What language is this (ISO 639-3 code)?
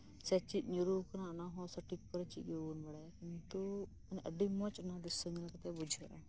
sat